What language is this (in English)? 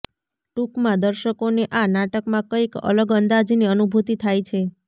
Gujarati